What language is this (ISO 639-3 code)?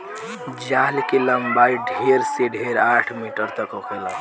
bho